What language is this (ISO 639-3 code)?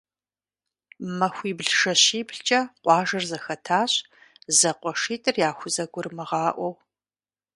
kbd